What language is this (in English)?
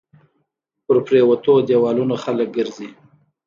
Pashto